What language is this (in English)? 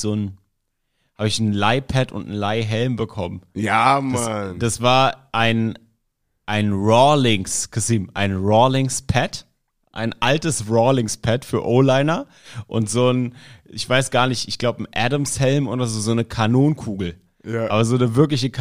German